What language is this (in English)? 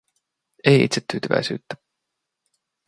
Finnish